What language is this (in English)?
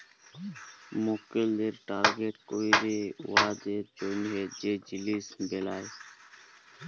Bangla